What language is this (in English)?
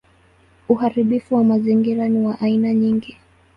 Swahili